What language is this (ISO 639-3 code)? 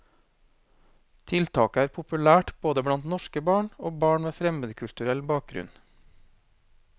nor